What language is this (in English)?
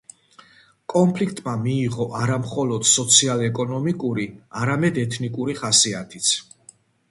Georgian